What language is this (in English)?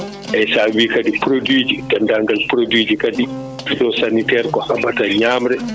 Fula